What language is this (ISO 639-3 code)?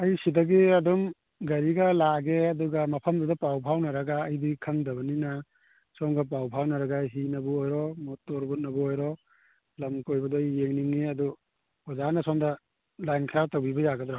mni